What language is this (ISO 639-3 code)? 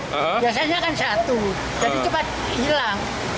ind